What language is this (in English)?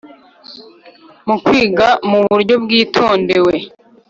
Kinyarwanda